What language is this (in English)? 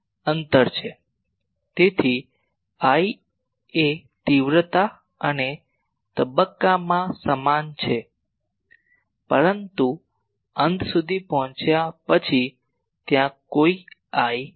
Gujarati